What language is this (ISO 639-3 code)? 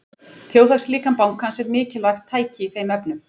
isl